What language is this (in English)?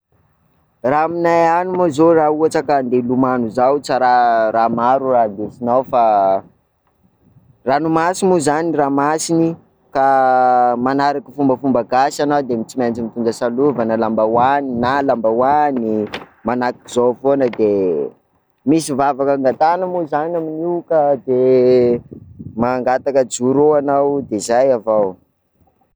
Sakalava Malagasy